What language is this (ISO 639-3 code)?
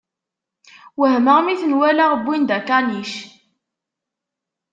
kab